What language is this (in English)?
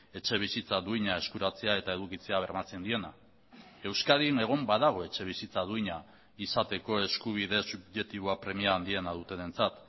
Basque